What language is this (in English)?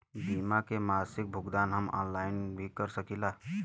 Bhojpuri